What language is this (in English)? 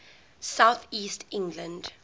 English